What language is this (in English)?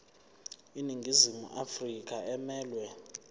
Zulu